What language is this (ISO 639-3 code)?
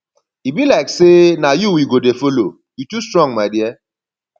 pcm